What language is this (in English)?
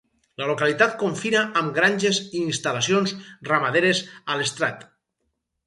Catalan